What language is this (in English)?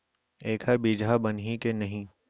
Chhattisgarhi